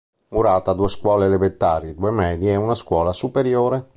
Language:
Italian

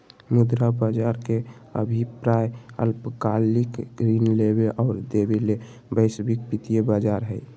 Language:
Magahi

